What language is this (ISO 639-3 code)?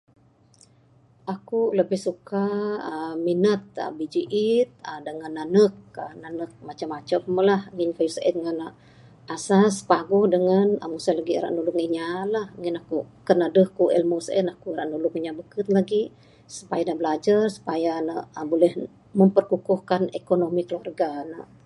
sdo